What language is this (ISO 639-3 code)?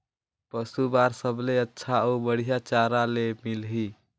hne